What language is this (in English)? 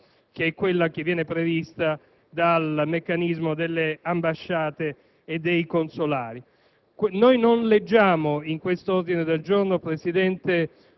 Italian